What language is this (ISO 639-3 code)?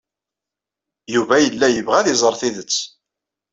kab